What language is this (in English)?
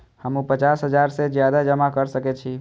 Maithili